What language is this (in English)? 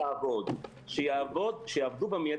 Hebrew